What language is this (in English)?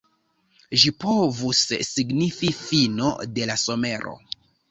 Esperanto